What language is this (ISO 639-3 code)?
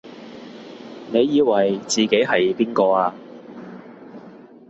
yue